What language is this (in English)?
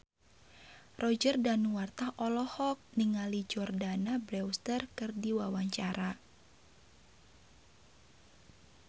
Sundanese